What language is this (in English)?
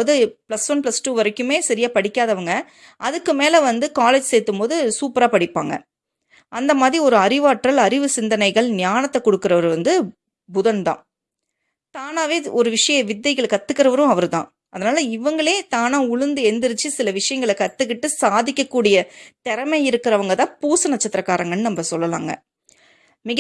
Tamil